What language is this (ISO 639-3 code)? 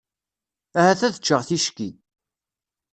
kab